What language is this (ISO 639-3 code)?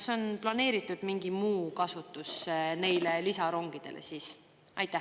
est